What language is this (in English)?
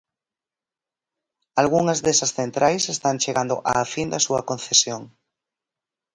Galician